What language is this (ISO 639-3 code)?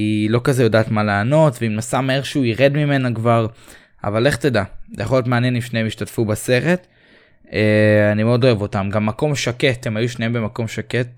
heb